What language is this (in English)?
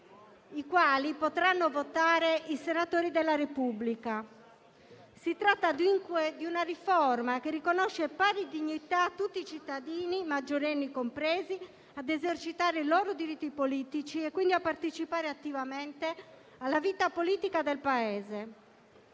Italian